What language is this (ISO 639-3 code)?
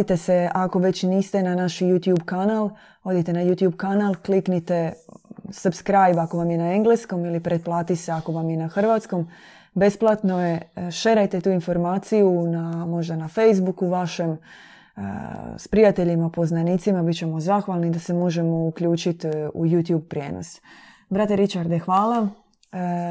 hrv